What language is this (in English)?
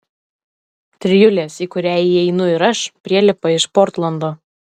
Lithuanian